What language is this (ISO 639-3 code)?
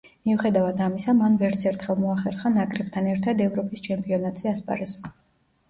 kat